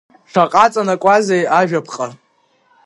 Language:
Abkhazian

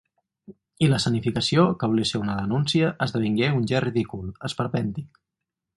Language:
Catalan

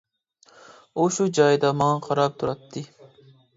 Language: Uyghur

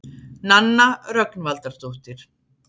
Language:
Icelandic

